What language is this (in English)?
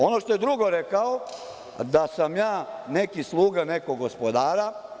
Serbian